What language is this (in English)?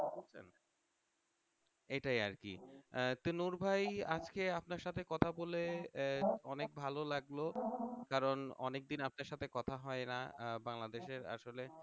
Bangla